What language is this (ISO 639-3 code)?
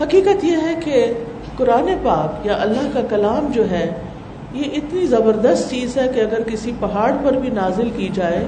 urd